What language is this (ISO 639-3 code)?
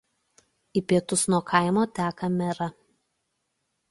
lit